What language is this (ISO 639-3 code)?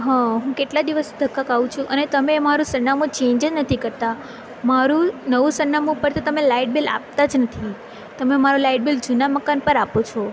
guj